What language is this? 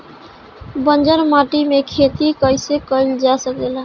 Bhojpuri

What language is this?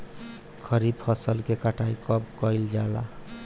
Bhojpuri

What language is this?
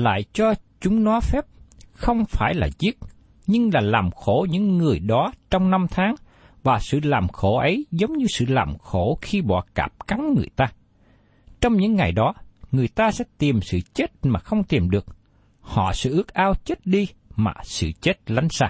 Vietnamese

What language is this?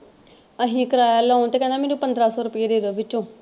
Punjabi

